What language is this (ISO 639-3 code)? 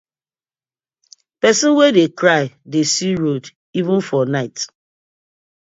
pcm